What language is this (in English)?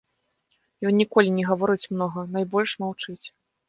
Belarusian